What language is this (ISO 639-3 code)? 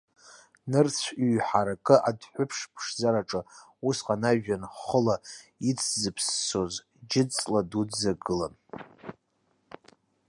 abk